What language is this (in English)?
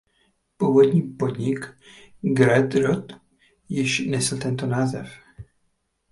Czech